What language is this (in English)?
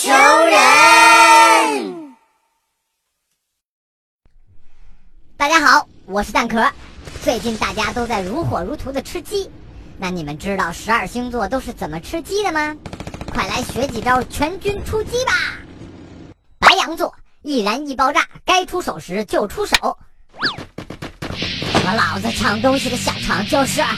Chinese